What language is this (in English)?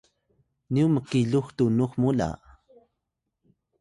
Atayal